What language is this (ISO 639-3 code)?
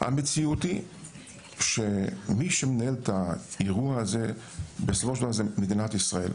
heb